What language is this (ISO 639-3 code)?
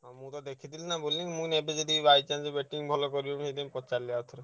ori